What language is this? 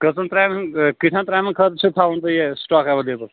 Kashmiri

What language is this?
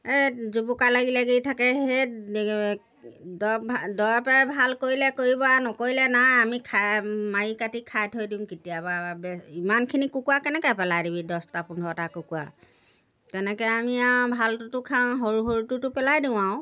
Assamese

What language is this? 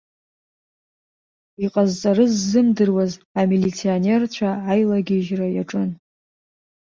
Abkhazian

